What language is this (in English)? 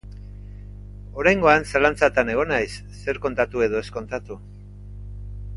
Basque